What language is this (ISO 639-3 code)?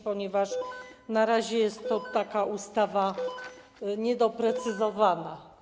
pol